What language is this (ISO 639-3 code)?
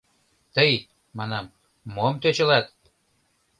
chm